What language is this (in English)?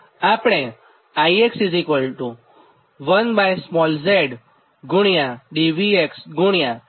Gujarati